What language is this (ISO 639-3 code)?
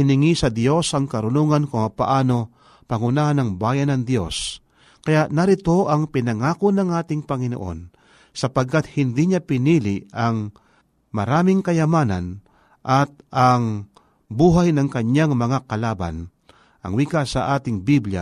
fil